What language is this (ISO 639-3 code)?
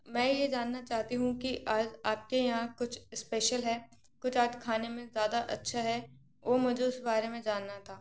hin